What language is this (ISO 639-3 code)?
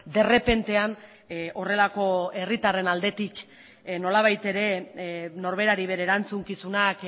eus